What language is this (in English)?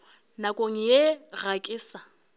Northern Sotho